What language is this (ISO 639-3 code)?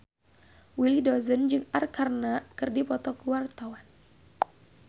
sun